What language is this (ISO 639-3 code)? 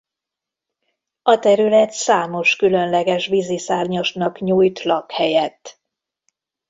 hun